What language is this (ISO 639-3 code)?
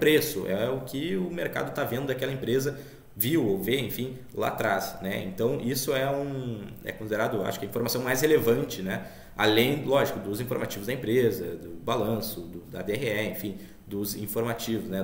por